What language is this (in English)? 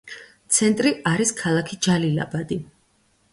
Georgian